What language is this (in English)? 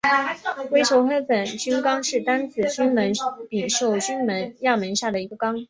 Chinese